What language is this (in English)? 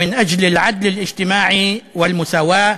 Hebrew